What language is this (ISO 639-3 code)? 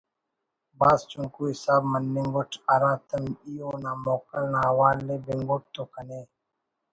brh